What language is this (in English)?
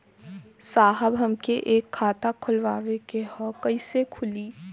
Bhojpuri